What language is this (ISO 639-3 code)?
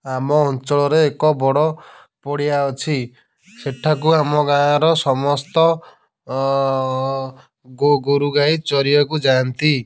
ori